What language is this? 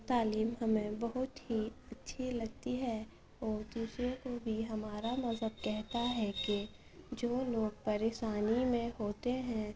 Urdu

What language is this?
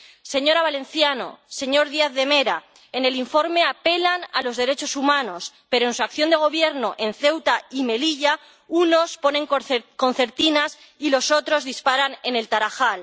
Spanish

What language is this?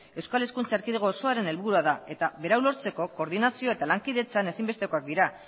Basque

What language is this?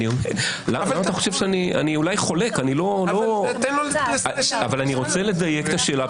Hebrew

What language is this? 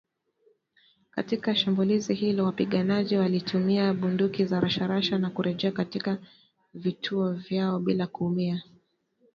Swahili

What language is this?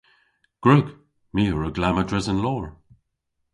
Cornish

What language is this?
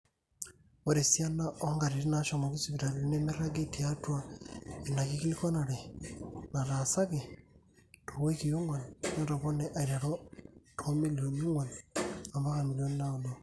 Masai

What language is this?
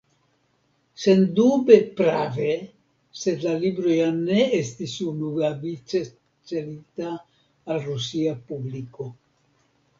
Esperanto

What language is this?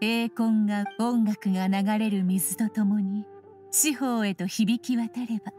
Japanese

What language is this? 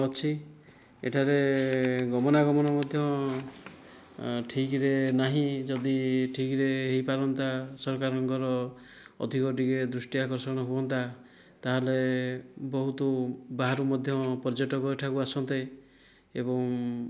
Odia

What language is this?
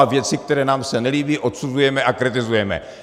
Czech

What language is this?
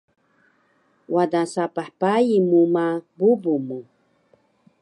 Taroko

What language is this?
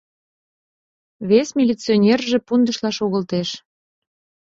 Mari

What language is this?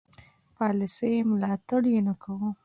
Pashto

